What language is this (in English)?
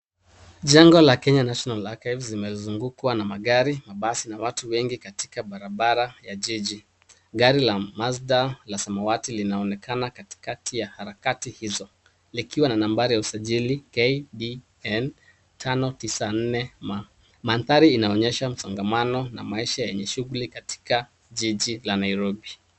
Swahili